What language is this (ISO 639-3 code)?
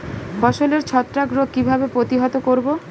ben